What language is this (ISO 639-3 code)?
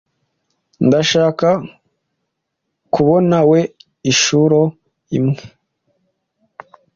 kin